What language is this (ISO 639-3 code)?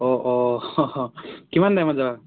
asm